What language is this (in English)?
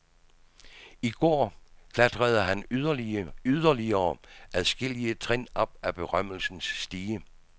Danish